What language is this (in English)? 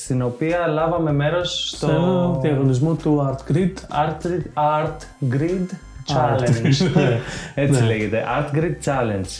Greek